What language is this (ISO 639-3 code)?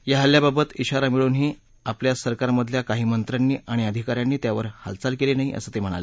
mar